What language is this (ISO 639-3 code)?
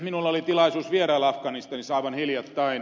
fin